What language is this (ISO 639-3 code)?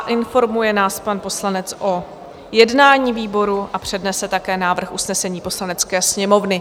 ces